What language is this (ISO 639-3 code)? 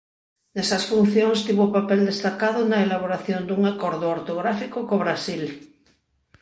glg